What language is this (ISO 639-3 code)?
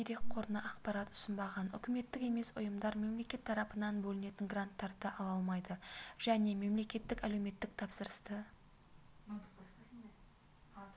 kaz